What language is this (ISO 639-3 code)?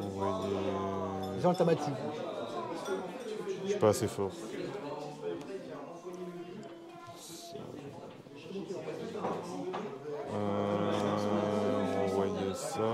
fra